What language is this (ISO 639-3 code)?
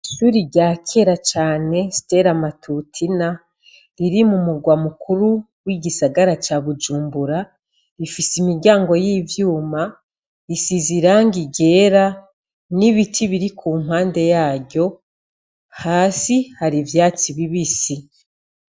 run